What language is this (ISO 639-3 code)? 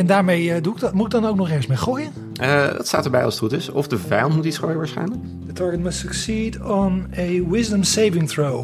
nld